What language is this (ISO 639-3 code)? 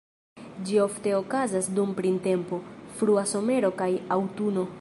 epo